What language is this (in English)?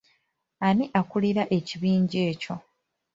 Ganda